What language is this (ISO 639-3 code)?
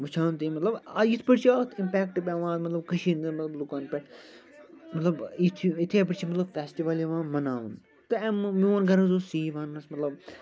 kas